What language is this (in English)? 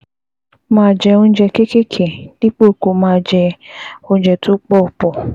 Yoruba